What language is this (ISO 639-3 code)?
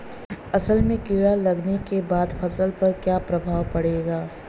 bho